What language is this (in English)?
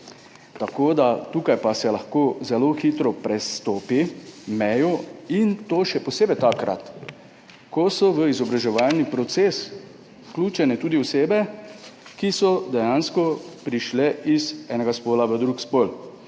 Slovenian